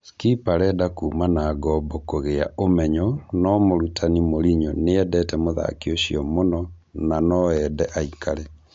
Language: Kikuyu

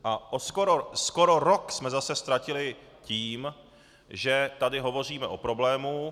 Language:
Czech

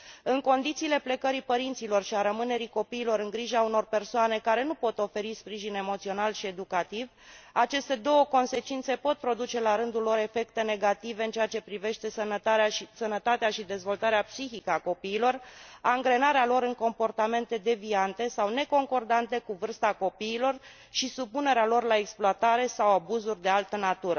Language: Romanian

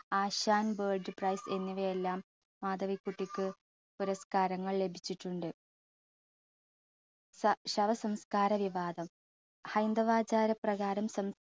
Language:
Malayalam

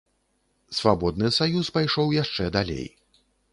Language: Belarusian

